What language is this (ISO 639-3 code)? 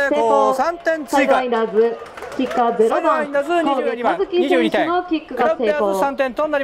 jpn